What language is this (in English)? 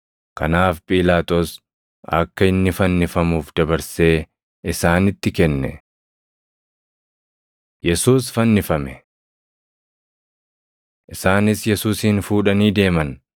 Oromo